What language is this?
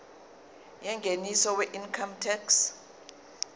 Zulu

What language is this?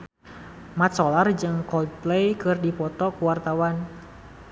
Sundanese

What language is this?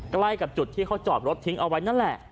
Thai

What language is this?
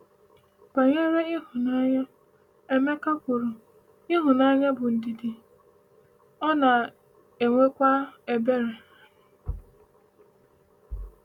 Igbo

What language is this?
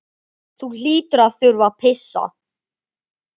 Icelandic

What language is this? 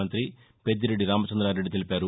Telugu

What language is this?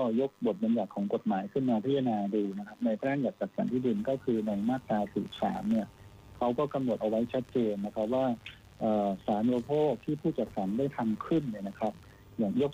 Thai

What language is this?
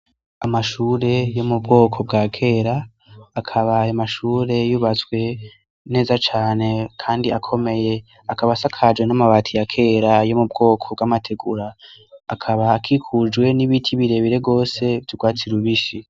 Rundi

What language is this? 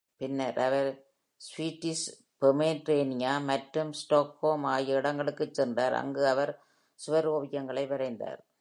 Tamil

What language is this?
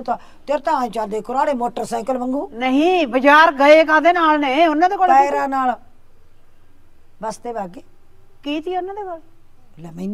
Punjabi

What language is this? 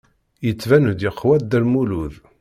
Kabyle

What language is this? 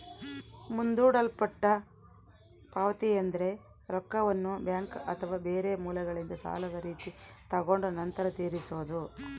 Kannada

